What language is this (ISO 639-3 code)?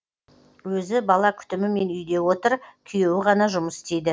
kaz